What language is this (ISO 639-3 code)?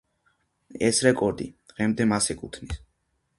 kat